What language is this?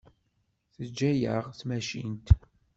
Kabyle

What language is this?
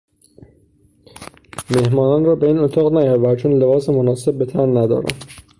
Persian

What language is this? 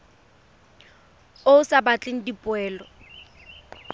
Tswana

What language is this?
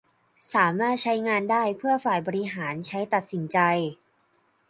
Thai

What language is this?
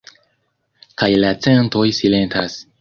Esperanto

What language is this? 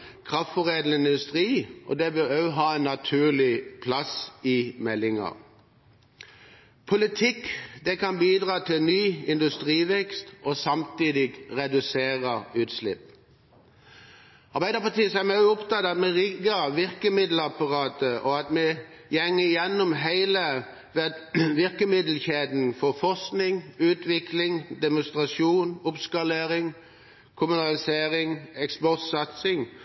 Norwegian Bokmål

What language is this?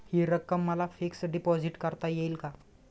Marathi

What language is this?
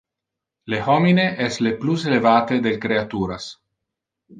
Interlingua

